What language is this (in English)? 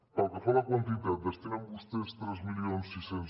Catalan